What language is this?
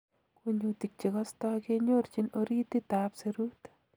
Kalenjin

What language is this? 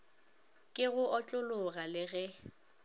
Northern Sotho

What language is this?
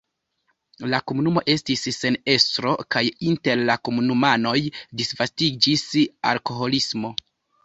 Esperanto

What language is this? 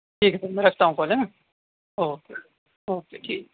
Urdu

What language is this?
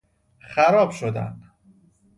Persian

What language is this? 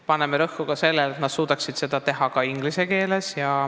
Estonian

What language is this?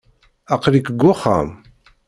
Kabyle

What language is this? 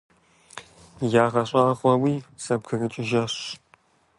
Kabardian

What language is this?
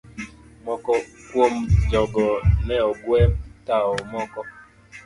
Luo (Kenya and Tanzania)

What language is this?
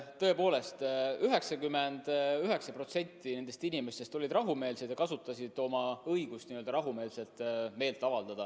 Estonian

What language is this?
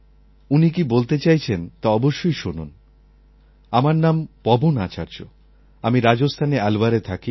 Bangla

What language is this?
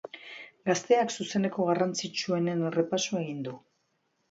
Basque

